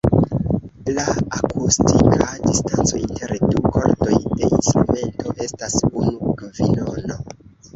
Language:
Esperanto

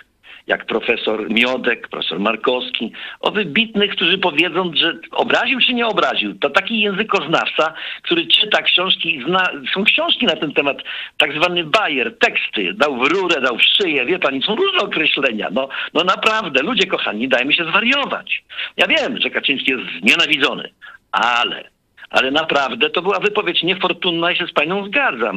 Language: Polish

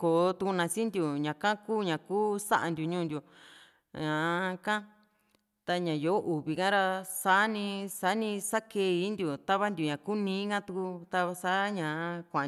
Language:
Juxtlahuaca Mixtec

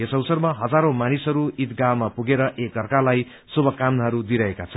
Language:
Nepali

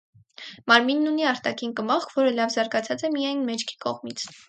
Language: Armenian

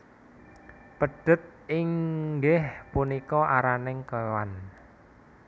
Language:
Javanese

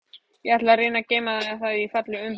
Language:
Icelandic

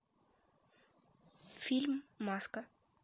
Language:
Russian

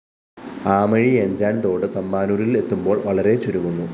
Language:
Malayalam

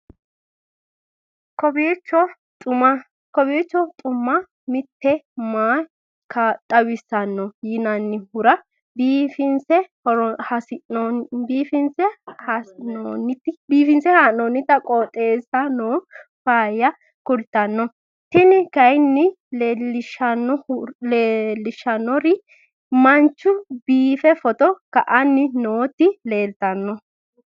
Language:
Sidamo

